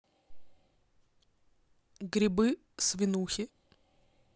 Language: Russian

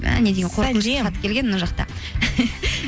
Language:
Kazakh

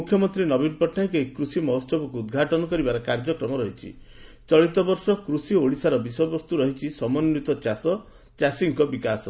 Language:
Odia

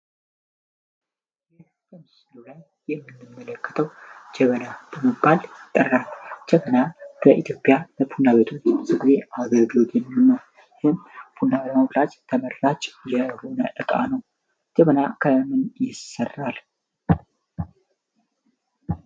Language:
Amharic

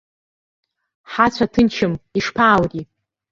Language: Abkhazian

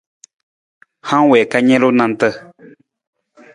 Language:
Nawdm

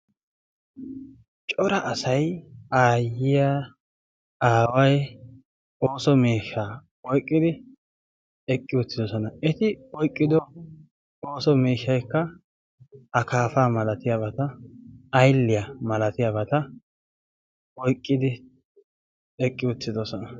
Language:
Wolaytta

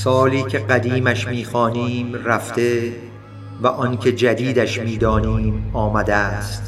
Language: Persian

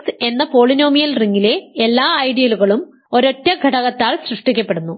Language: Malayalam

